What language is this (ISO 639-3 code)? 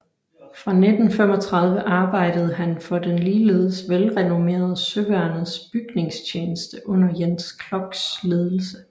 dan